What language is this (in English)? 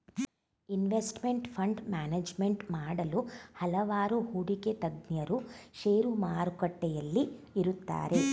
Kannada